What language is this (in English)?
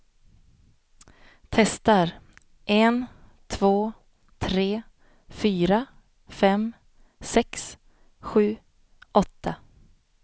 Swedish